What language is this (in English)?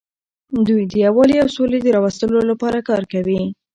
Pashto